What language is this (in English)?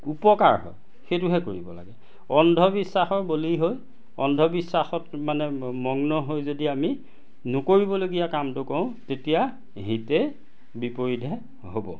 Assamese